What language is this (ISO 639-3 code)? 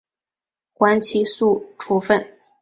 zho